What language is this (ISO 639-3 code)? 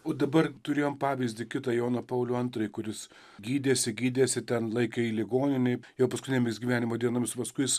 lit